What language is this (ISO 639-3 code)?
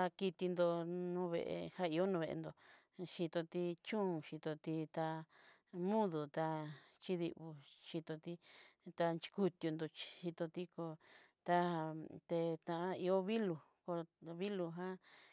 mxy